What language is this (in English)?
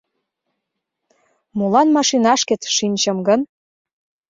Mari